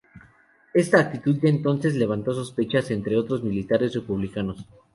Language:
Spanish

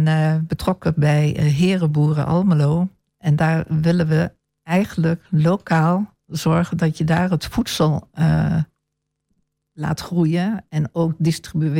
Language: Dutch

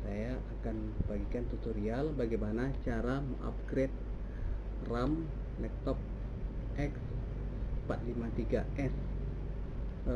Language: Indonesian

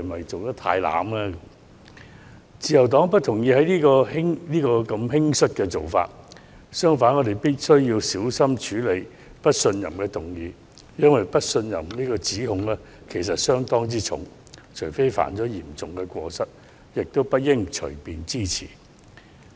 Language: Cantonese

